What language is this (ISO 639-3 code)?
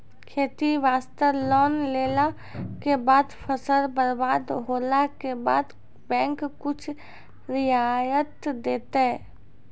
mai